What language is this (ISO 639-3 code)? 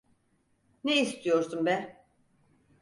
tur